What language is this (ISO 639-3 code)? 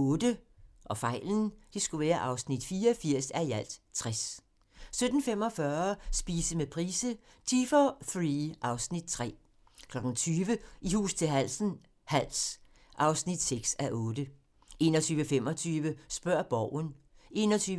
dan